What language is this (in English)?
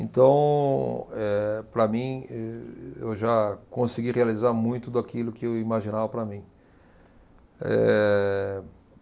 Portuguese